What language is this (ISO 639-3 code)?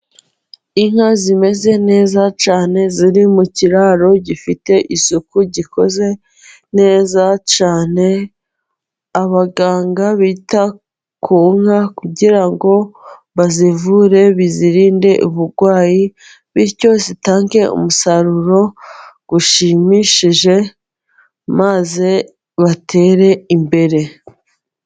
kin